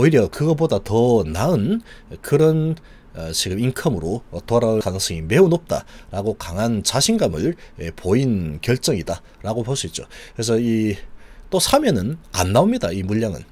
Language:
Korean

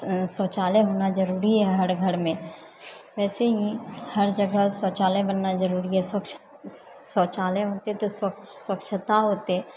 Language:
Maithili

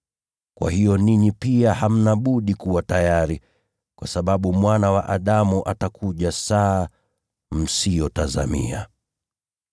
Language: Swahili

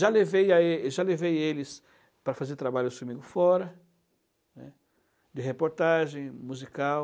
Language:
Portuguese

